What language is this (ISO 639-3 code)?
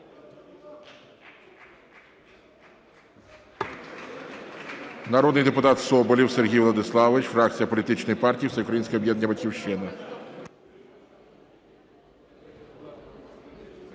ukr